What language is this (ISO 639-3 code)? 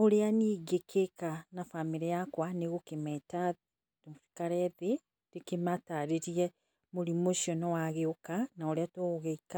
kik